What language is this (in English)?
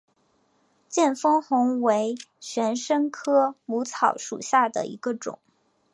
Chinese